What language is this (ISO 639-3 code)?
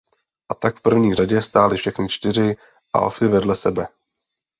ces